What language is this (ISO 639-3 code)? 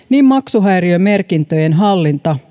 fin